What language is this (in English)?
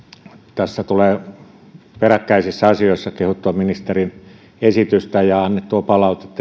Finnish